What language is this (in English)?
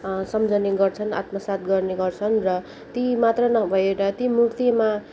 Nepali